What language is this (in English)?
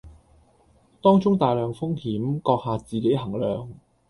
Cantonese